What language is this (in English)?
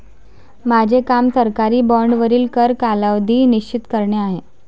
Marathi